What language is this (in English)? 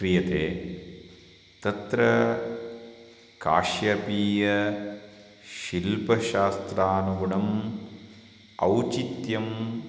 Sanskrit